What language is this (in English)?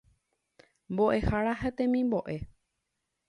Guarani